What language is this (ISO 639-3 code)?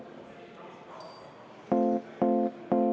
est